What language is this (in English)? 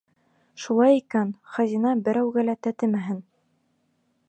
Bashkir